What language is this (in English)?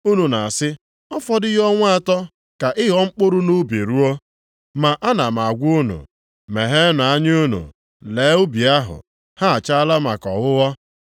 Igbo